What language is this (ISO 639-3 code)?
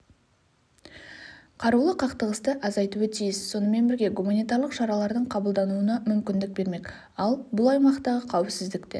kaz